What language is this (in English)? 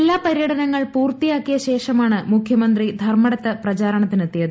Malayalam